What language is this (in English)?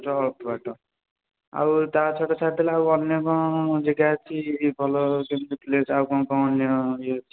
Odia